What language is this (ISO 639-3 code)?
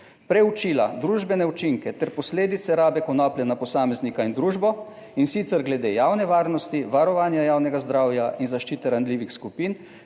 slv